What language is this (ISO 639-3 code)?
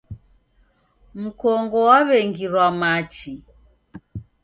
dav